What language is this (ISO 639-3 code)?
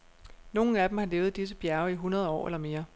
dan